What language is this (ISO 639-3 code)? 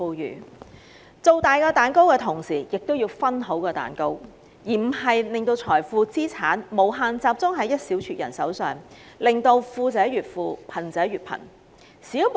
yue